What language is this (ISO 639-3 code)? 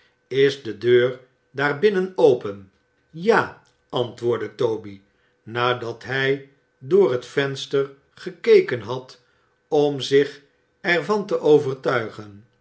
nld